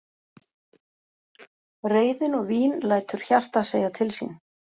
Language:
Icelandic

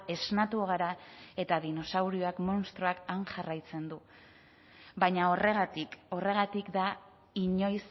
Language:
Basque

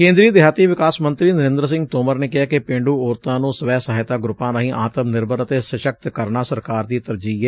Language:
Punjabi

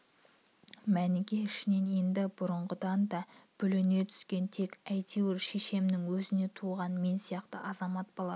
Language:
Kazakh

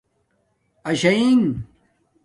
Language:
Domaaki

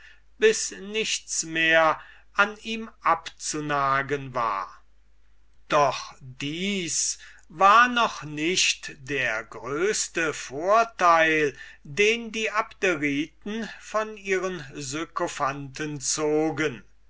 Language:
German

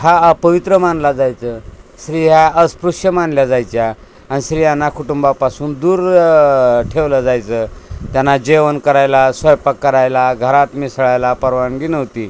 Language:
Marathi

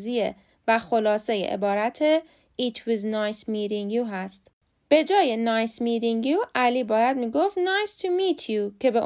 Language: Persian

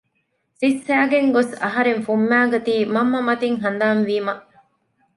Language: Divehi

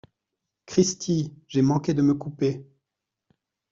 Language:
French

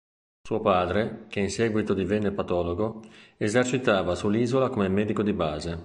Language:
Italian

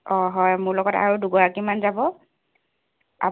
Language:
Assamese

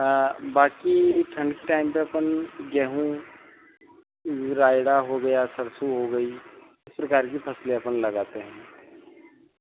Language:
Hindi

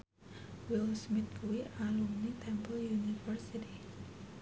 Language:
Javanese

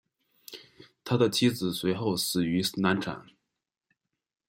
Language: Chinese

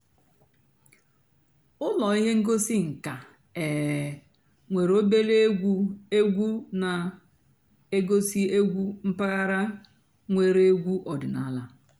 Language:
Igbo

